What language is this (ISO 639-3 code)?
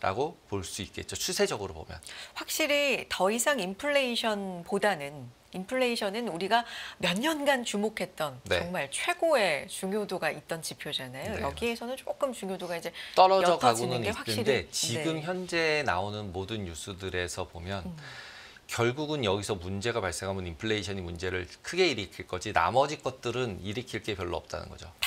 kor